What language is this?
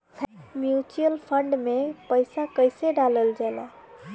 Bhojpuri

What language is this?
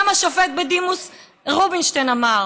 Hebrew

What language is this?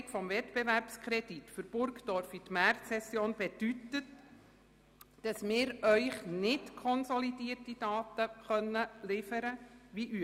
Swiss German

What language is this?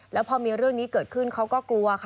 Thai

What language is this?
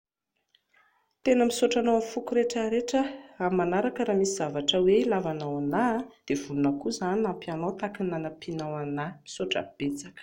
Malagasy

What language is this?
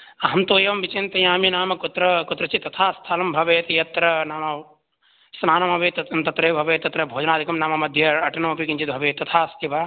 Sanskrit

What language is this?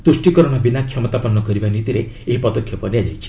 Odia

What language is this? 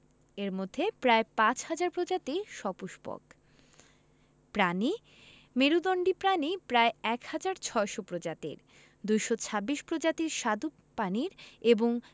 Bangla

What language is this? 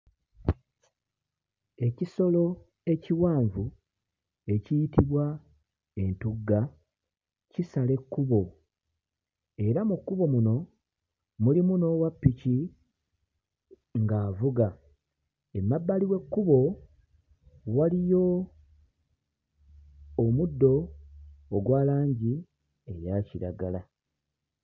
Ganda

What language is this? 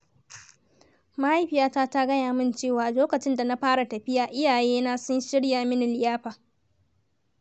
Hausa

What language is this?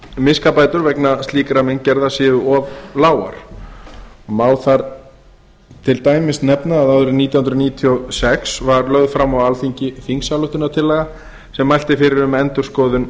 Icelandic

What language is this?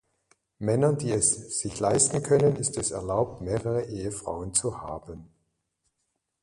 German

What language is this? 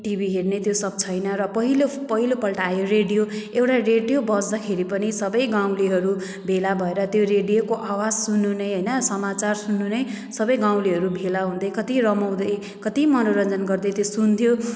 Nepali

